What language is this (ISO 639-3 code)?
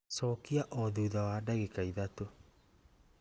kik